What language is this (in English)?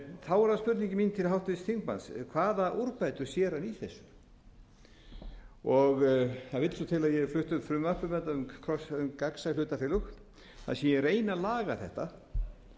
Icelandic